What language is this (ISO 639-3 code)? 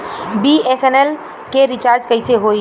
bho